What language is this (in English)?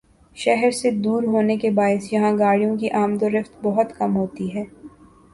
Urdu